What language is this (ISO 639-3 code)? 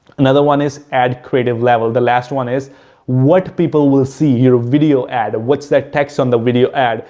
eng